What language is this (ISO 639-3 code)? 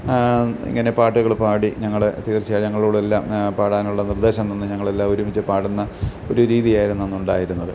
mal